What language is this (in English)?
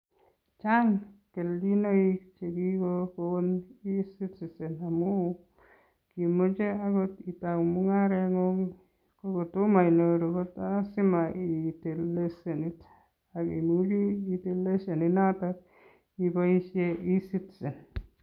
Kalenjin